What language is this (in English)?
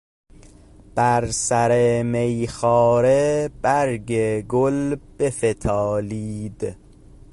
Persian